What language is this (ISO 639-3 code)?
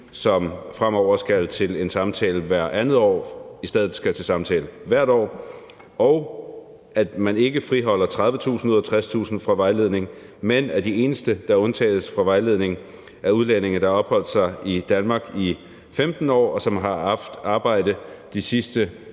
dan